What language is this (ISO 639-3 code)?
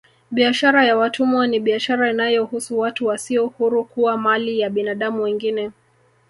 swa